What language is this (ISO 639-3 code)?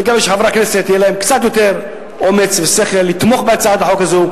heb